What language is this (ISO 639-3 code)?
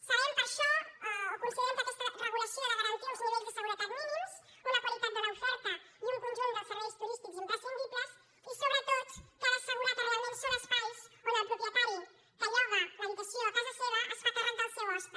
cat